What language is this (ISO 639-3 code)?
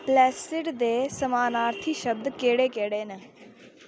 doi